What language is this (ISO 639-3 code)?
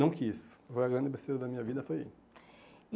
por